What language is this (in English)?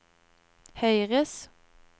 Norwegian